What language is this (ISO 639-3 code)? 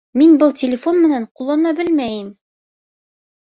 bak